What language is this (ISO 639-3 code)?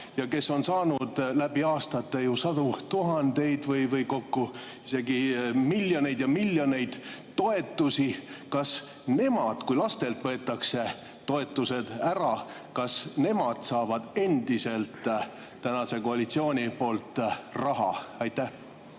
est